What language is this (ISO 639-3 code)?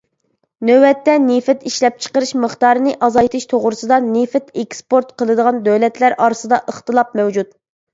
uig